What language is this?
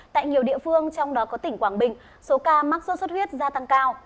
Vietnamese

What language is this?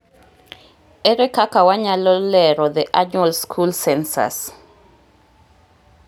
Luo (Kenya and Tanzania)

